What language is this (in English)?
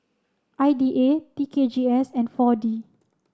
English